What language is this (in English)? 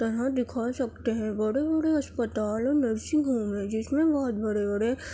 Urdu